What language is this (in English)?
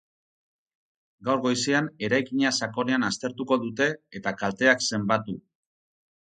Basque